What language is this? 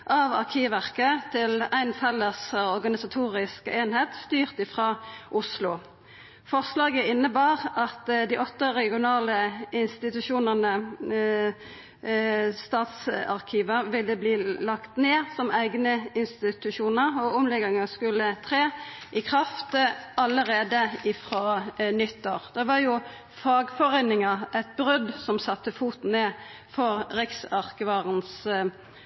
Norwegian Nynorsk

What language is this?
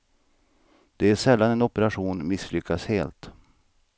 Swedish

